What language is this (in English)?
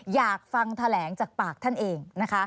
Thai